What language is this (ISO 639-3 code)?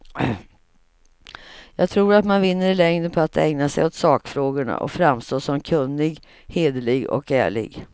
swe